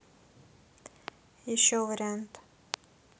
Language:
Russian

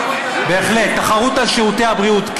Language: Hebrew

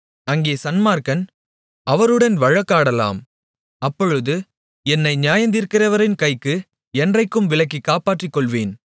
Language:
Tamil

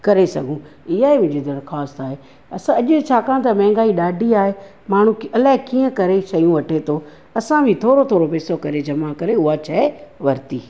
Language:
Sindhi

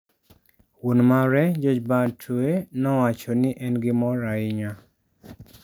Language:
Luo (Kenya and Tanzania)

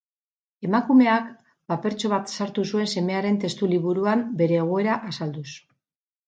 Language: Basque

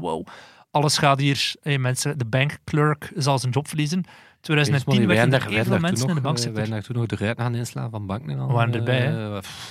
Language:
Dutch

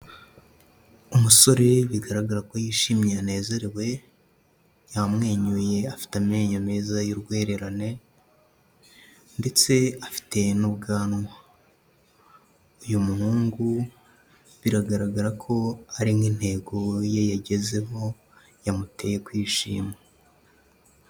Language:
Kinyarwanda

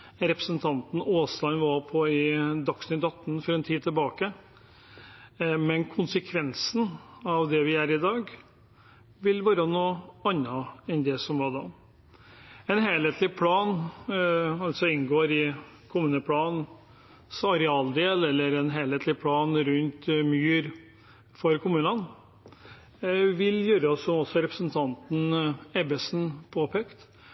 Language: Norwegian Bokmål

